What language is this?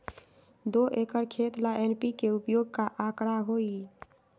Magahi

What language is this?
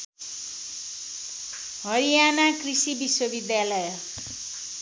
Nepali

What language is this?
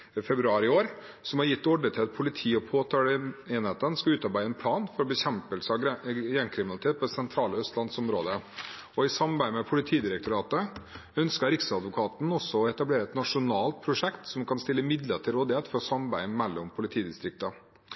Norwegian Bokmål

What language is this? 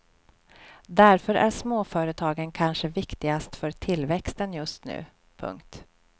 Swedish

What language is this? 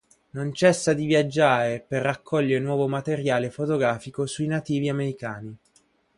Italian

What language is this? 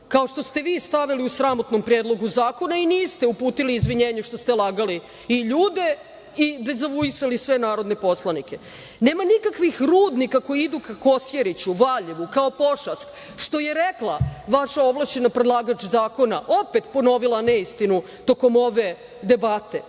Serbian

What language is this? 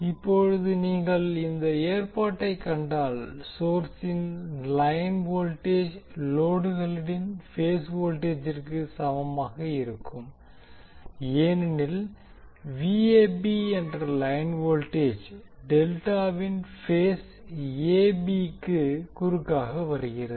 Tamil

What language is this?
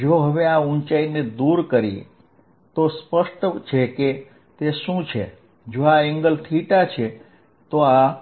Gujarati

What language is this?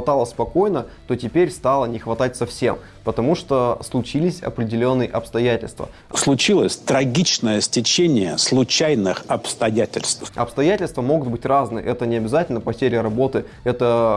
Russian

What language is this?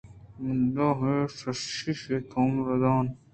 Eastern Balochi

